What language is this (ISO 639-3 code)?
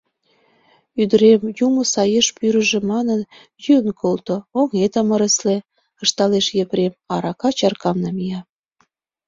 chm